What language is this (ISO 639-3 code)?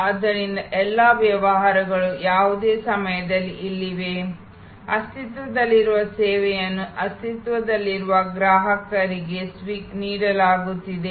kan